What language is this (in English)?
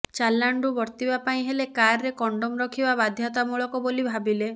Odia